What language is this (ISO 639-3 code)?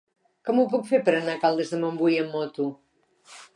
cat